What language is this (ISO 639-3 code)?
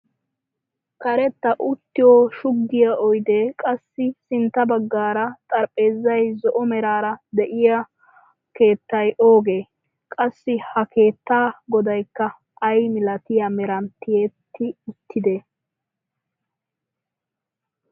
wal